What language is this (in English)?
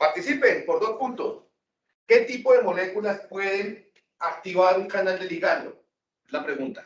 Spanish